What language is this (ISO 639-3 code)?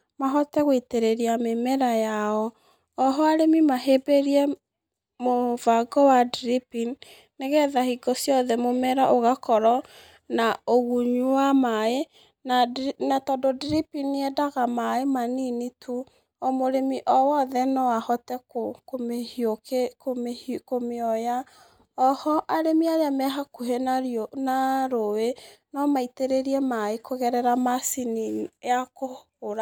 kik